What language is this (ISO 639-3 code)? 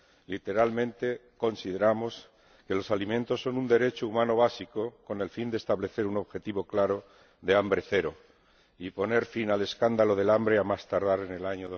spa